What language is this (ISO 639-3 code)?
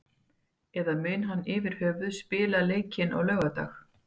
isl